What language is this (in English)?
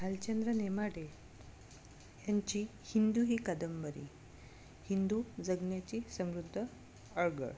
Marathi